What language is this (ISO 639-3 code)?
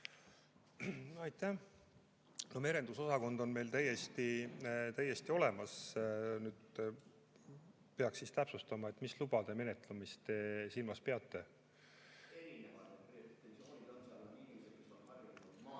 est